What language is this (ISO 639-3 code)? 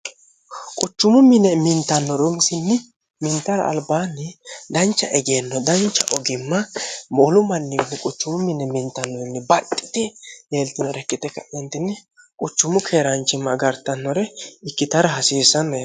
sid